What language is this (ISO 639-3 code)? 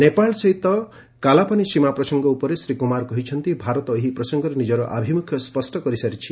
ori